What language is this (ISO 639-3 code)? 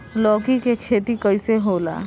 bho